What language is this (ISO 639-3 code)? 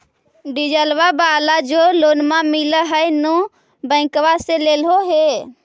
mag